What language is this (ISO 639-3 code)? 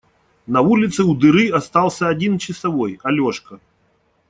rus